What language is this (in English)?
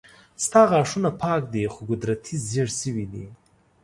Pashto